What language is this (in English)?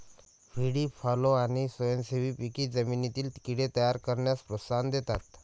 Marathi